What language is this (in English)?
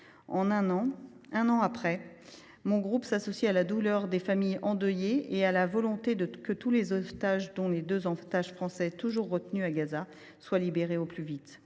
French